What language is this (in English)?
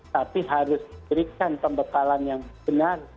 Indonesian